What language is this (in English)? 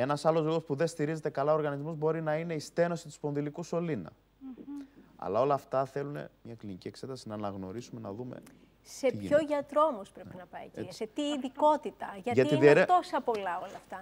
Greek